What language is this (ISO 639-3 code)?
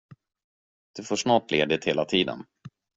swe